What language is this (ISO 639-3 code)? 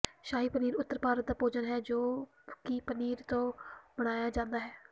pan